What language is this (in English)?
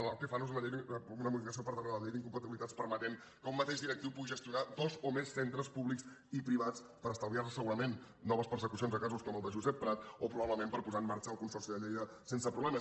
Catalan